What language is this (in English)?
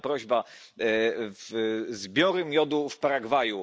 Polish